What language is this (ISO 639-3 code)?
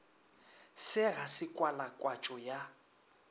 nso